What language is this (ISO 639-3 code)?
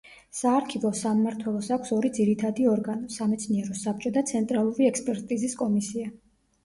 kat